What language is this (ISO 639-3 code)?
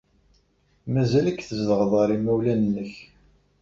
kab